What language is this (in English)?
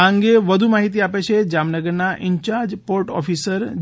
Gujarati